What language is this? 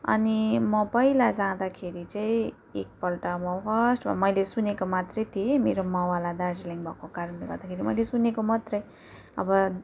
Nepali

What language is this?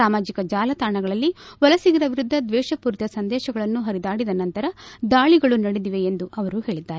Kannada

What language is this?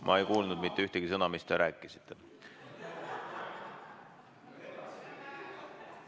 Estonian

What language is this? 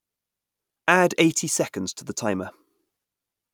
English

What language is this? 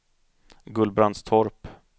Swedish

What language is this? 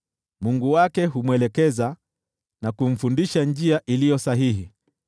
Swahili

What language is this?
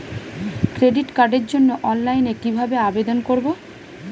Bangla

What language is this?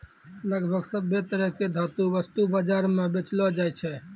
Maithili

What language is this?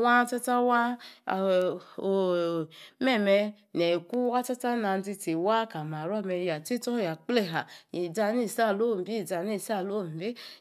Yace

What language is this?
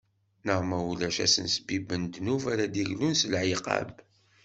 Kabyle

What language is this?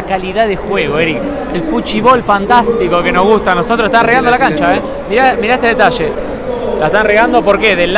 Spanish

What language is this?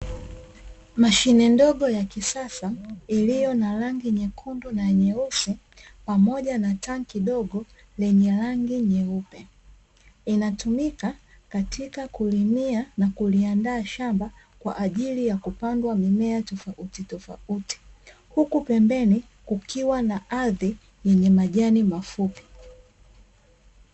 Swahili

